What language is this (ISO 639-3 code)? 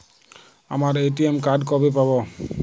ben